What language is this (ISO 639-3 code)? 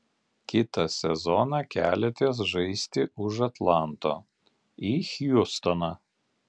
lit